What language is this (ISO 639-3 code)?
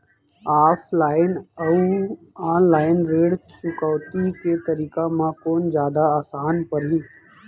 hne